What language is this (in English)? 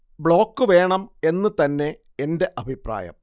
Malayalam